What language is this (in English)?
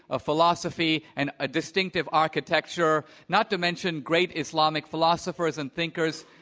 English